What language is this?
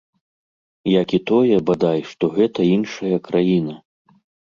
Belarusian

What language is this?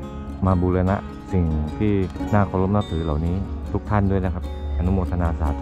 Thai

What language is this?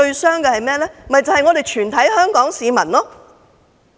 Cantonese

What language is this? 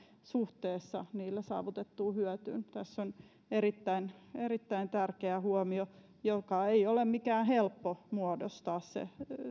Finnish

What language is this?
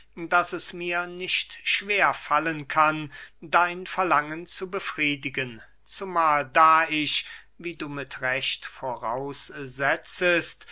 German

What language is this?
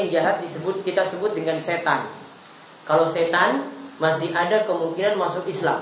Indonesian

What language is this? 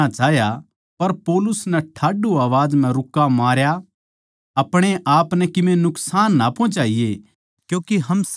Haryanvi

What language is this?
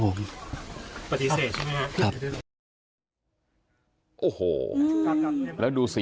Thai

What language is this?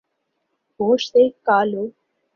Urdu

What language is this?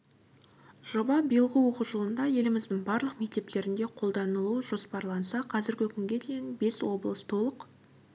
Kazakh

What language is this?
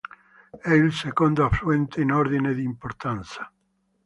Italian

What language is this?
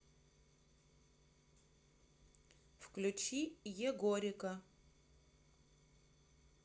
Russian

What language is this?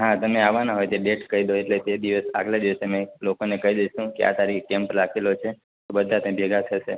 Gujarati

